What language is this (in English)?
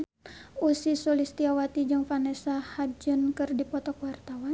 Sundanese